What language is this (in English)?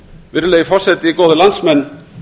Icelandic